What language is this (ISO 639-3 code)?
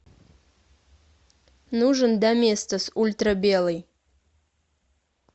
rus